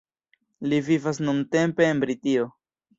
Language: Esperanto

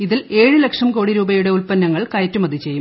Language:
Malayalam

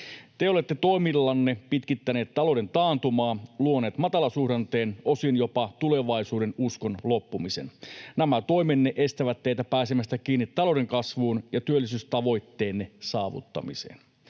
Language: Finnish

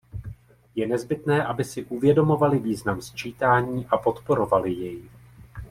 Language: Czech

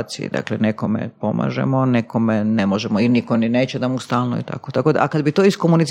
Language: Croatian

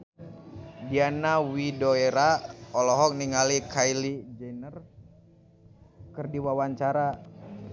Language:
Sundanese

